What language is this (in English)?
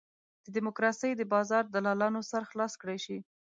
Pashto